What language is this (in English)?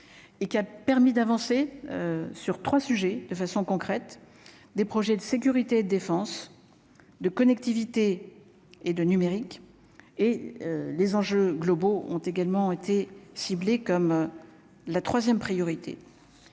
French